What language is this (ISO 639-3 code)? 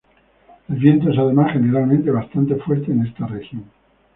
spa